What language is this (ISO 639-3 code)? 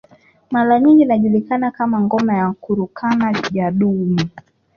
swa